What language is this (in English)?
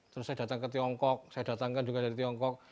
Indonesian